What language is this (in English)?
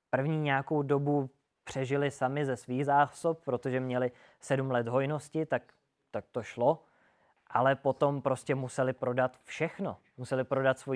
Czech